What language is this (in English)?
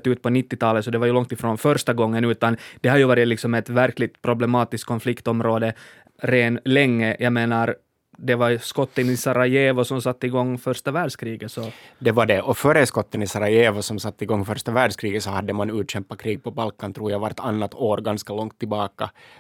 Swedish